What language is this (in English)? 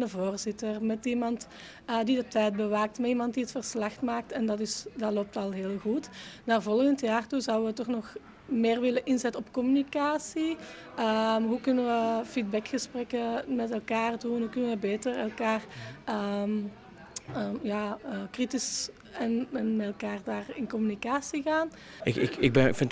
Dutch